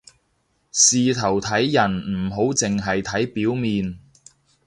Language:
Cantonese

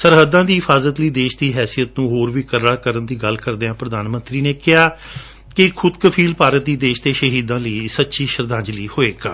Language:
Punjabi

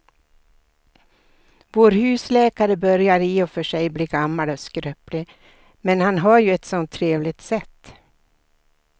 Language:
Swedish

